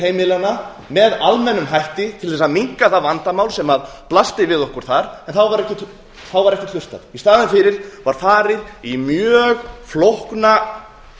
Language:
Icelandic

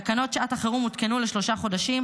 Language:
Hebrew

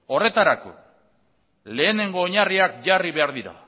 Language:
Basque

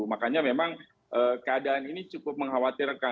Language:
Indonesian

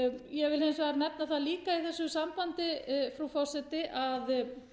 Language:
Icelandic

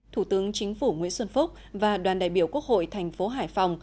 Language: Vietnamese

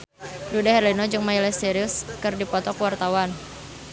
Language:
Sundanese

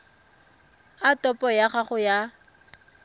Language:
Tswana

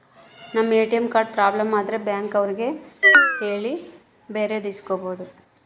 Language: Kannada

